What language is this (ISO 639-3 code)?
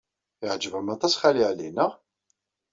kab